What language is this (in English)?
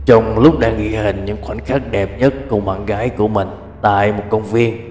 Vietnamese